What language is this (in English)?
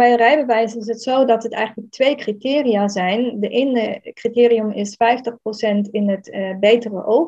Dutch